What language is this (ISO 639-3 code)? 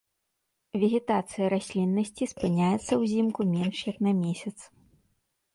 bel